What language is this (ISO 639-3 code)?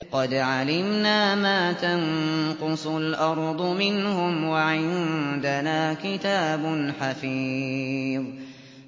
ara